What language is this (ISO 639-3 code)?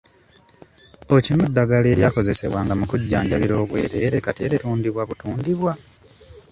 lug